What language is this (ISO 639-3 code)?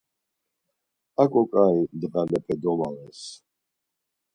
lzz